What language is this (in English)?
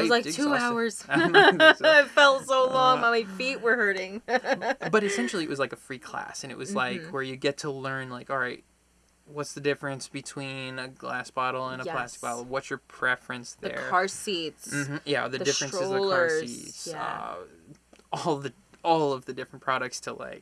English